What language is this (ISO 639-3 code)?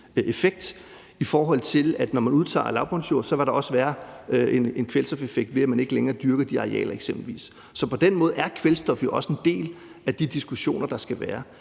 dan